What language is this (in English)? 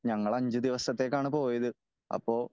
Malayalam